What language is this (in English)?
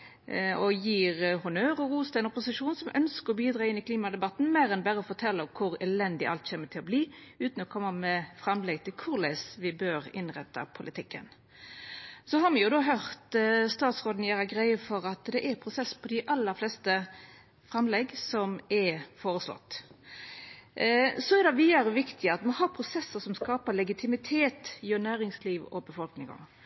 Norwegian Nynorsk